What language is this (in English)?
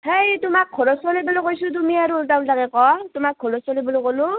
Assamese